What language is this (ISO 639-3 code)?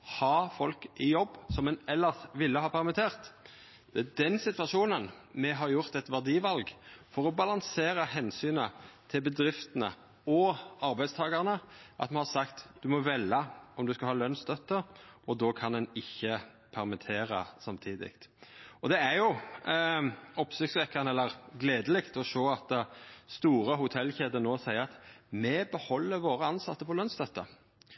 nno